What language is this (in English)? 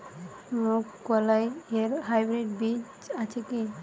Bangla